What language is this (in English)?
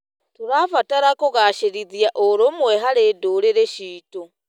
Kikuyu